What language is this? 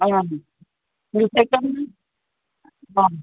Assamese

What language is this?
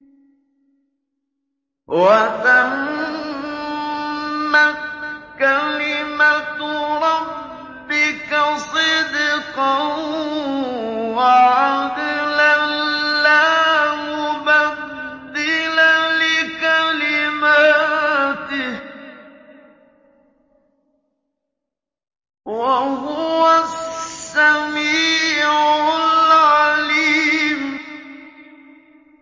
Arabic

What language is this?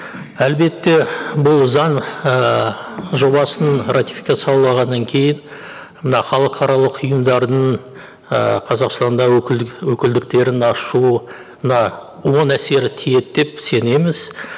Kazakh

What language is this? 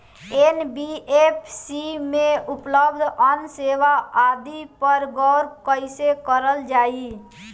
Bhojpuri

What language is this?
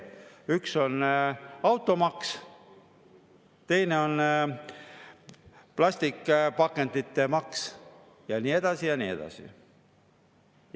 Estonian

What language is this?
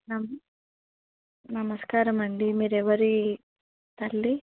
Telugu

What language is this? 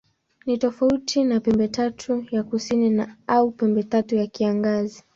Swahili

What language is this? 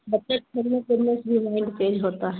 Urdu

